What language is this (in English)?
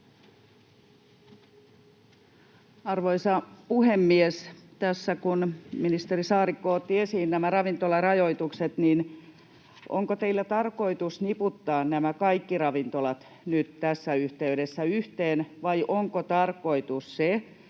Finnish